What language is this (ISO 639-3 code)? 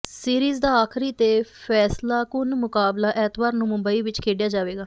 pan